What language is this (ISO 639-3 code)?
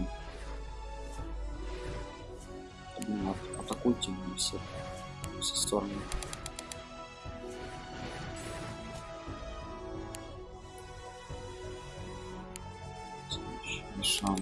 rus